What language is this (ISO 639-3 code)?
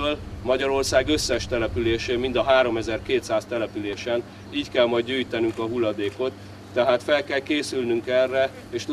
hun